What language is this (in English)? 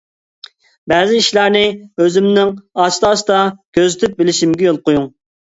Uyghur